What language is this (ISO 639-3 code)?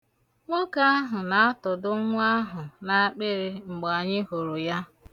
ibo